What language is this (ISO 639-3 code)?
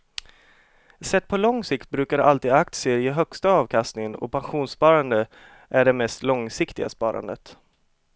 swe